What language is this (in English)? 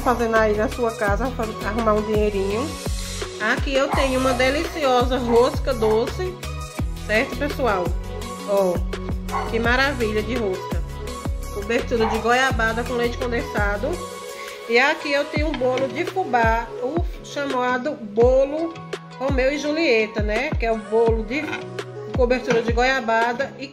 Portuguese